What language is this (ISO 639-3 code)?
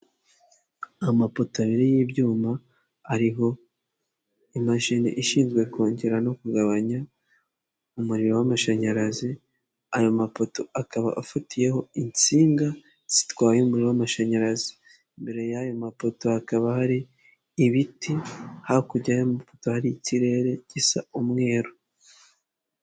kin